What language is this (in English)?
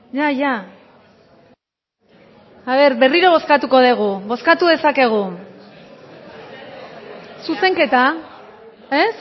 Basque